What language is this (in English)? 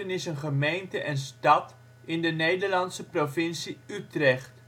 Dutch